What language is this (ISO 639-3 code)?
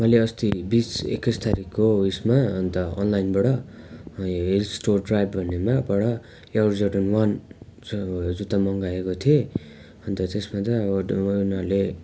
nep